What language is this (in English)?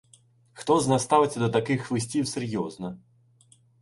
Ukrainian